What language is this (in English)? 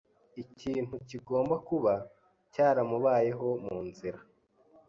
Kinyarwanda